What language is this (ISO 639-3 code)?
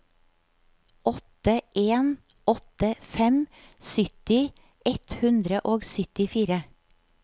nor